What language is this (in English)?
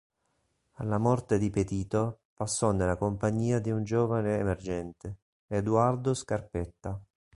Italian